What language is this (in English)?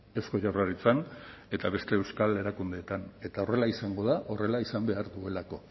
Basque